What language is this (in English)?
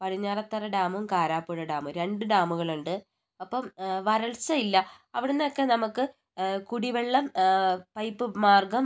Malayalam